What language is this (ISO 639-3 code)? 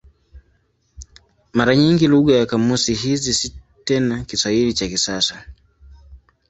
swa